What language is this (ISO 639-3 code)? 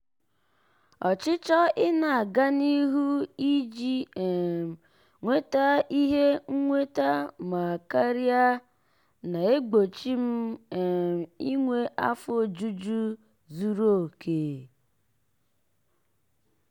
ibo